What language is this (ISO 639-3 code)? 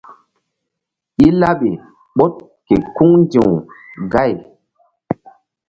mdd